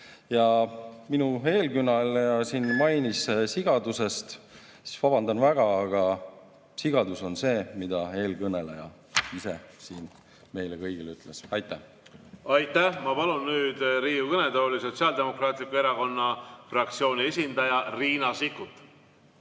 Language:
Estonian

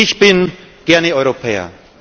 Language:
German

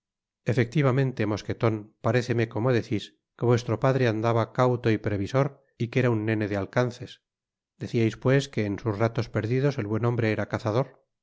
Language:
Spanish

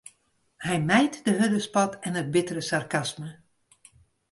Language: Western Frisian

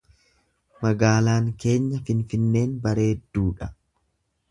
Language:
Oromo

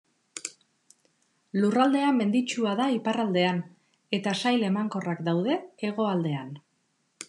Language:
Basque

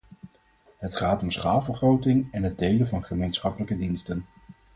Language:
Dutch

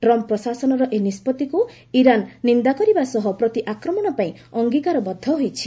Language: Odia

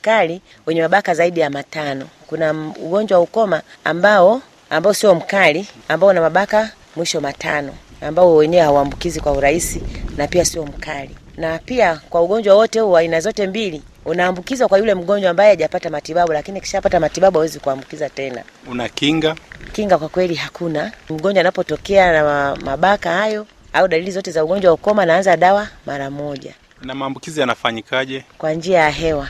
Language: Swahili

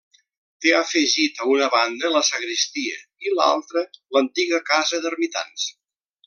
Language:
Catalan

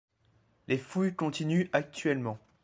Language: French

